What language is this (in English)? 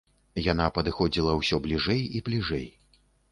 Belarusian